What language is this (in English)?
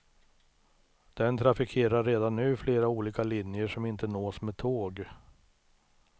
Swedish